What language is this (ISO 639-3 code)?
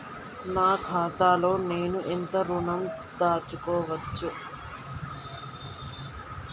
tel